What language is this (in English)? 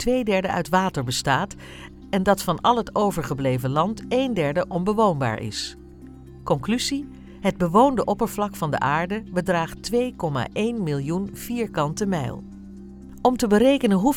Dutch